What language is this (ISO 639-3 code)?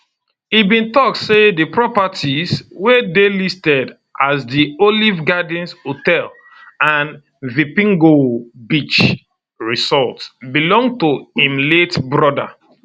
pcm